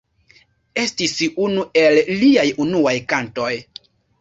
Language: Esperanto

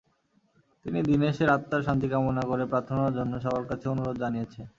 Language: Bangla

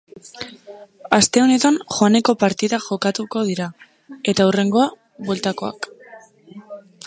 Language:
Basque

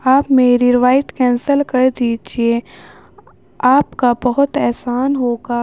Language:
Urdu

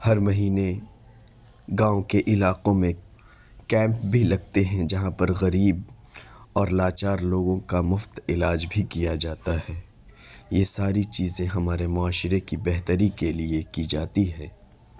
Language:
Urdu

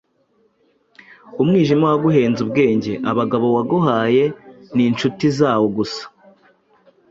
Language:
Kinyarwanda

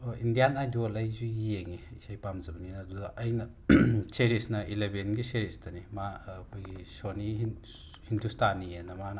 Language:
Manipuri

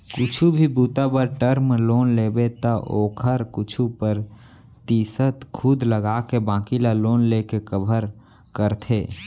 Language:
Chhattisgarhi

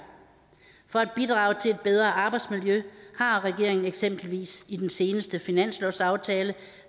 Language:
Danish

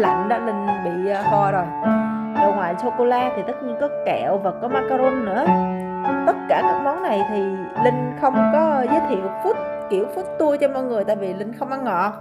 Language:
Vietnamese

